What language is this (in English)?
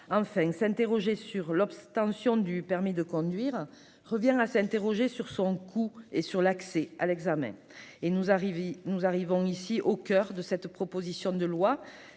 French